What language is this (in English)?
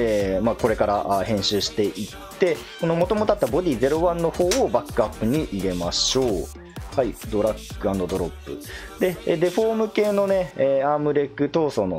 Japanese